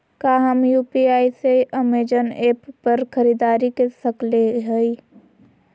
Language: Magahi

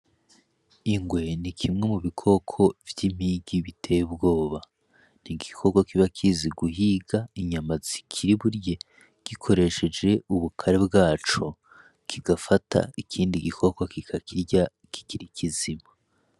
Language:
Rundi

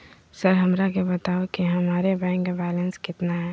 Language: Magahi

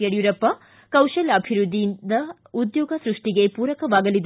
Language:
Kannada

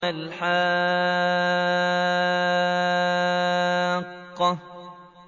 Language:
Arabic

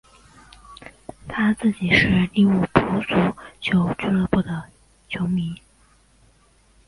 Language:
Chinese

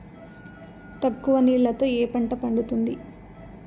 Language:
Telugu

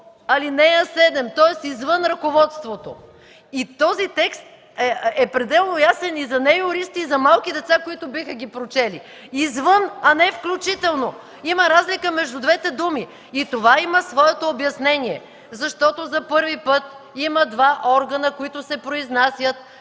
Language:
Bulgarian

